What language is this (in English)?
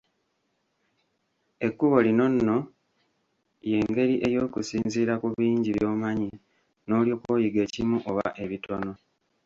Ganda